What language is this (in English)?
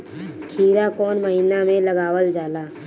Bhojpuri